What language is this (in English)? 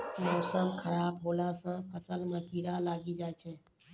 Maithili